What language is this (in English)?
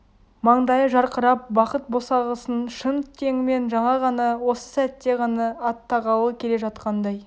Kazakh